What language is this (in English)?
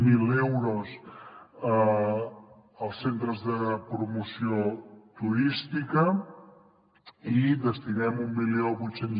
Catalan